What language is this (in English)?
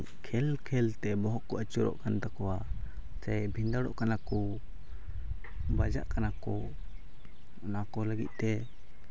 Santali